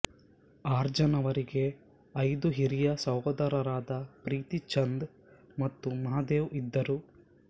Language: Kannada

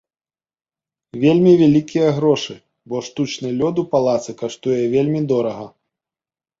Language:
Belarusian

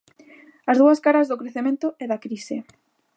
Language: Galician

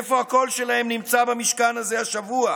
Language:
Hebrew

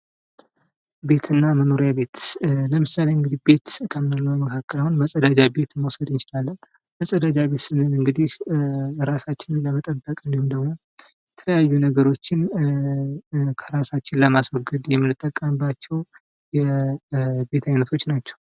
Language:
Amharic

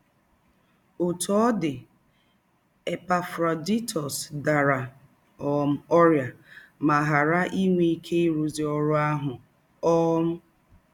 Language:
Igbo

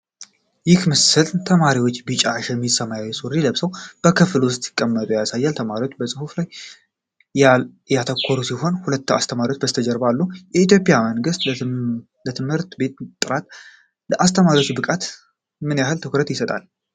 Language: Amharic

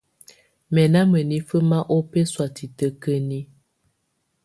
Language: Tunen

